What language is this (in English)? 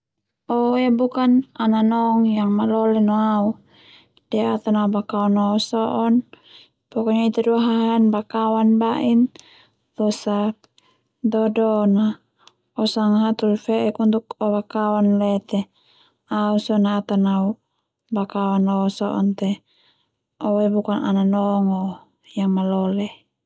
Termanu